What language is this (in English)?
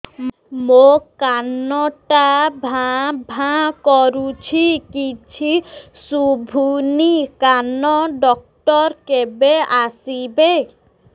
Odia